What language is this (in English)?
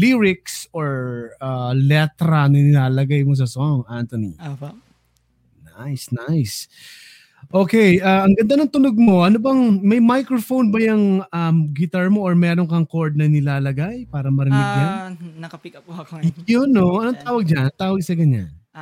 Filipino